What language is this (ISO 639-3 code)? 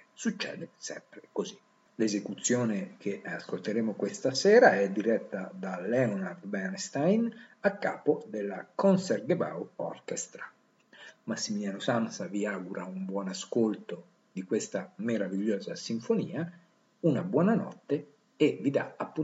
ita